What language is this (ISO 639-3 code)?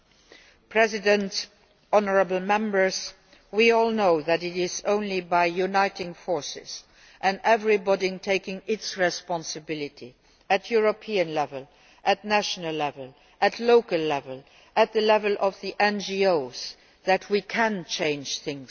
eng